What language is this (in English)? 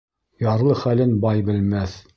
Bashkir